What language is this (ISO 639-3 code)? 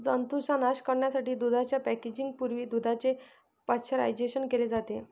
mar